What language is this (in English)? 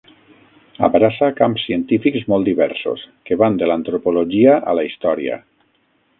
Catalan